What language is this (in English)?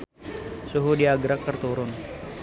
Sundanese